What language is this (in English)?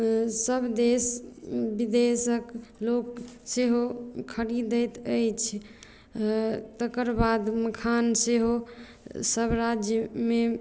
Maithili